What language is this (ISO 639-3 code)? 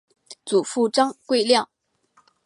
zho